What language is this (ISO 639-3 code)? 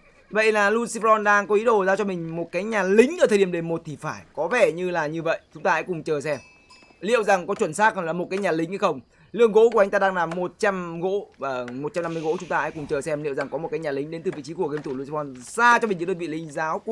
vie